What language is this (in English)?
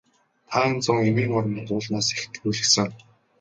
Mongolian